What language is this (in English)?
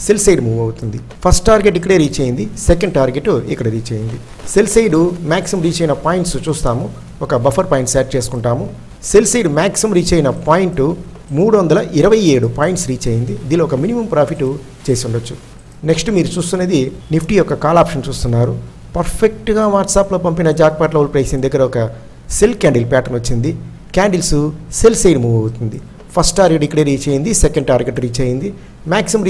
Telugu